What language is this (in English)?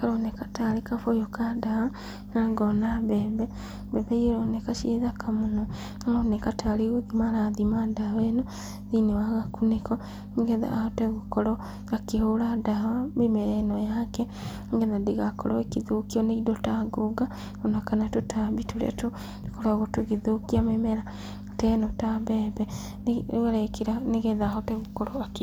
Kikuyu